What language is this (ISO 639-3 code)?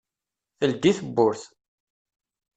kab